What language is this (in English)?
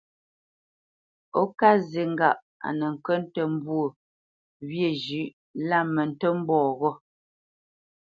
Bamenyam